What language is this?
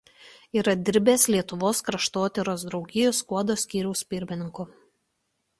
Lithuanian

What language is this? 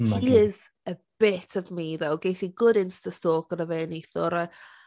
Welsh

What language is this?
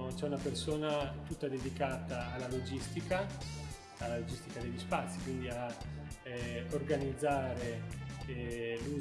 Italian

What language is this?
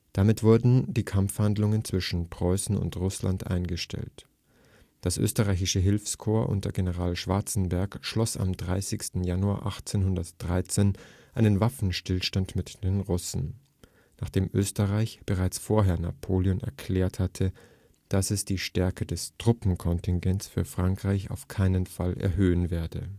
German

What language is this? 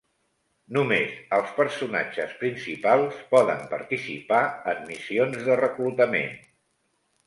Catalan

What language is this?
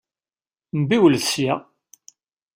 Kabyle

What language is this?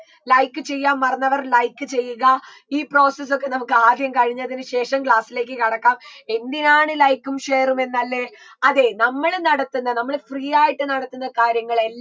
Malayalam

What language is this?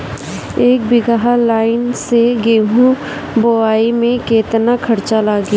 Bhojpuri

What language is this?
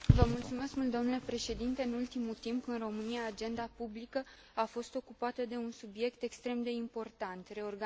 Romanian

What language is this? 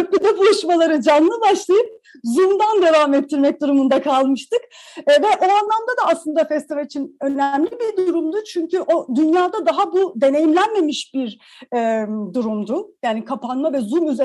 Turkish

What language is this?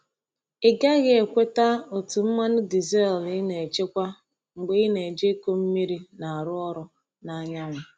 Igbo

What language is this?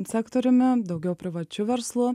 Lithuanian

